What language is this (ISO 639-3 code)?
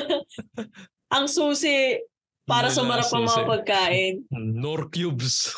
fil